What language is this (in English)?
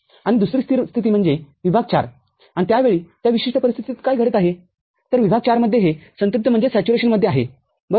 Marathi